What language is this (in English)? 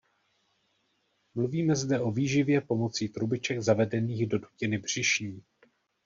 Czech